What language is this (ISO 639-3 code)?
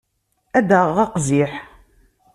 kab